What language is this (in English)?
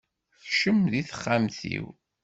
Kabyle